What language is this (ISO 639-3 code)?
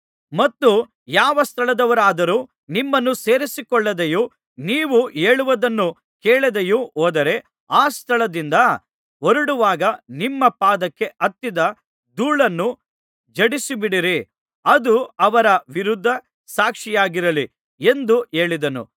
kan